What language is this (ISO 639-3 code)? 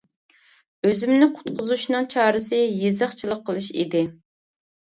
uig